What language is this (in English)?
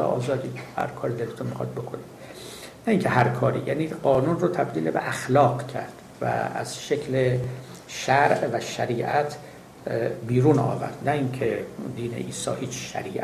Persian